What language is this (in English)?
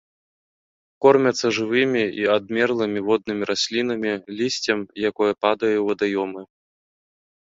Belarusian